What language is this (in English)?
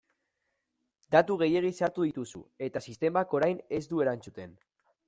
Basque